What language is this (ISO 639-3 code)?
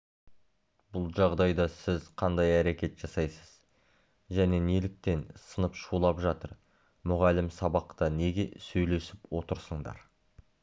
kaz